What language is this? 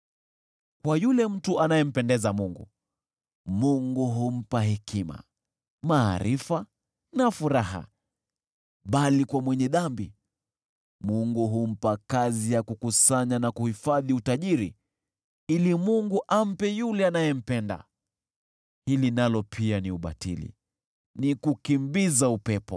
Swahili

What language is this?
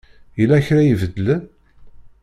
Kabyle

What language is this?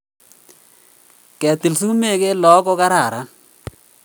Kalenjin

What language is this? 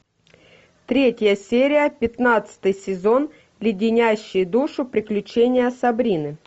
Russian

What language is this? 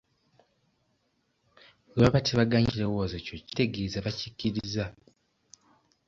Ganda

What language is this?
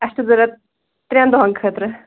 Kashmiri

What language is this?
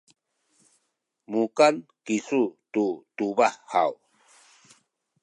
Sakizaya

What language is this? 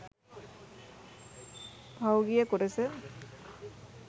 Sinhala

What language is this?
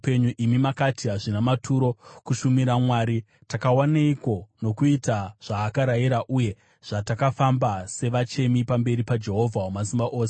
Shona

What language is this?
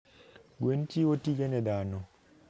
Luo (Kenya and Tanzania)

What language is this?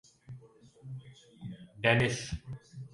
Urdu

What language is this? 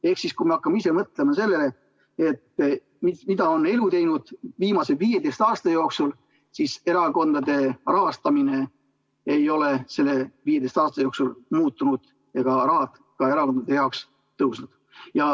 Estonian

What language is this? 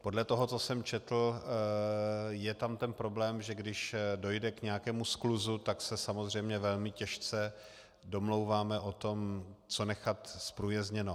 Czech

